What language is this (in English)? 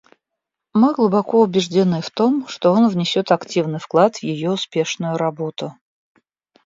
Russian